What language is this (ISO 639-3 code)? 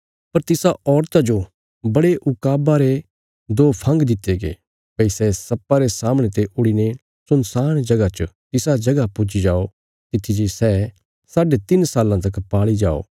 kfs